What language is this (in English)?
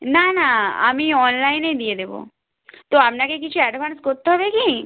Bangla